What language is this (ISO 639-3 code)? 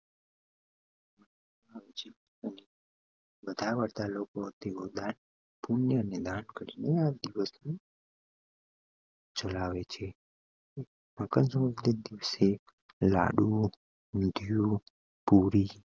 guj